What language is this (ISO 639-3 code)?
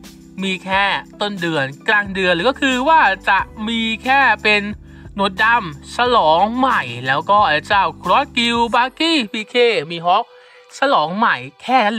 tha